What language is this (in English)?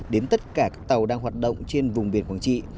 Vietnamese